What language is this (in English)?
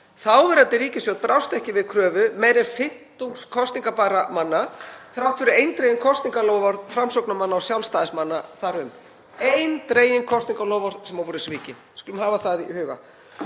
Icelandic